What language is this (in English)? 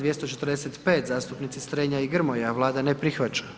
Croatian